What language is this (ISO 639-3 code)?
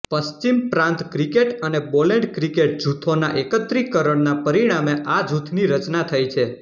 guj